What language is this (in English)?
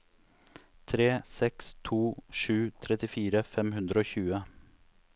Norwegian